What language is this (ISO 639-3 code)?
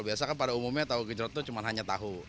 ind